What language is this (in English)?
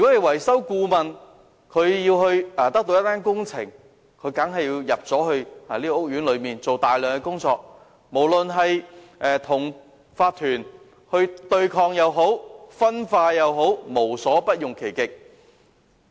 Cantonese